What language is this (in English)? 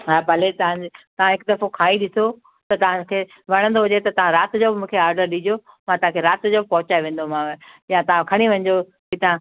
Sindhi